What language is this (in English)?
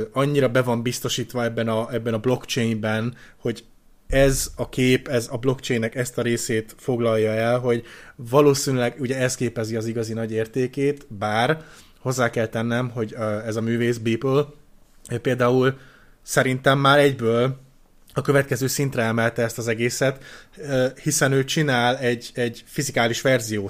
Hungarian